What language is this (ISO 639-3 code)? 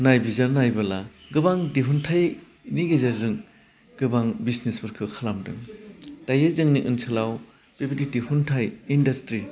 brx